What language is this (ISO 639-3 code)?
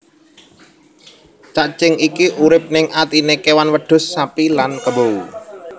jav